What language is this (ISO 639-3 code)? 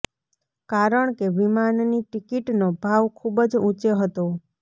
guj